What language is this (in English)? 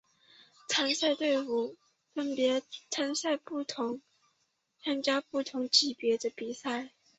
Chinese